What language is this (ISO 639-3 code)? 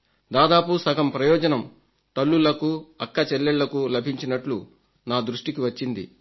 tel